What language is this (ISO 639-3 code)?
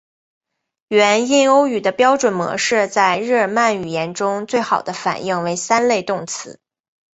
zho